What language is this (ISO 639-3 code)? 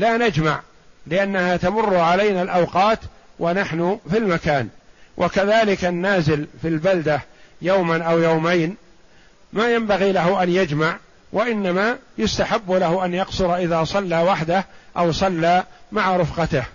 ara